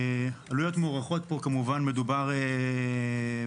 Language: Hebrew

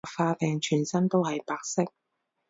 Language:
Cantonese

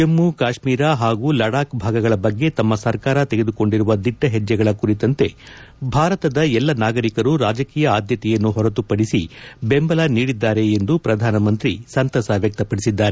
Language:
Kannada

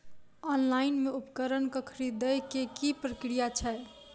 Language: Maithili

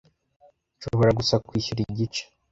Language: Kinyarwanda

